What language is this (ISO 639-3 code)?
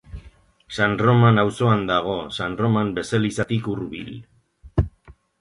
eus